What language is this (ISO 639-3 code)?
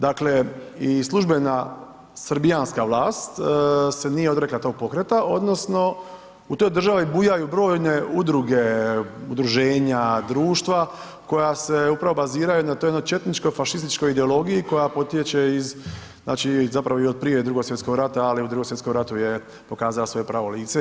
hrv